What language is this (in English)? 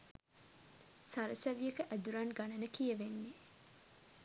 Sinhala